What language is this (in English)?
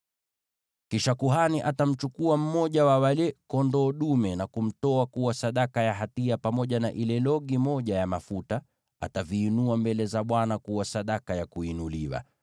Swahili